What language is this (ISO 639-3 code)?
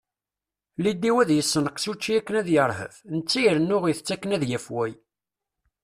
kab